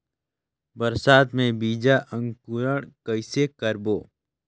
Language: Chhattisgarhi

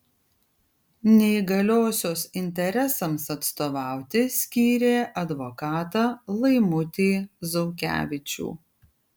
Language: Lithuanian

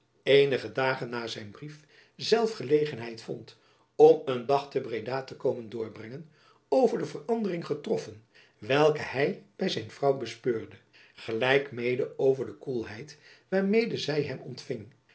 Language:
Dutch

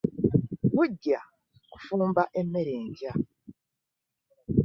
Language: Ganda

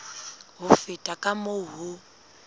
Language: Southern Sotho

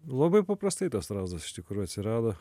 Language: Lithuanian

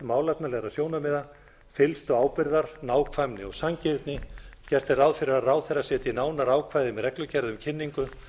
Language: Icelandic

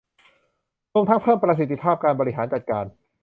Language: Thai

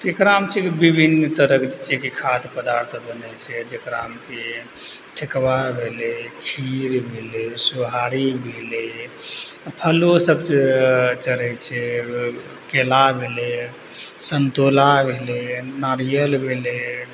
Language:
Maithili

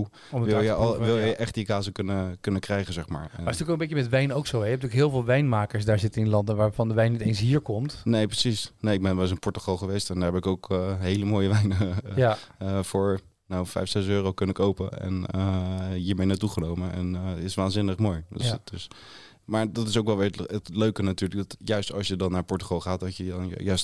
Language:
Dutch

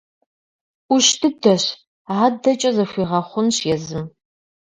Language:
Kabardian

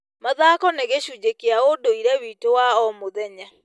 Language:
Kikuyu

